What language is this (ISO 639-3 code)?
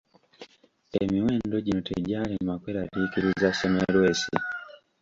lug